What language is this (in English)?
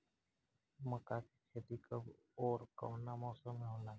Bhojpuri